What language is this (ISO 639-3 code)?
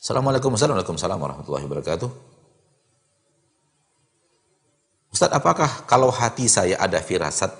ind